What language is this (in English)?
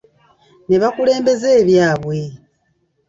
Ganda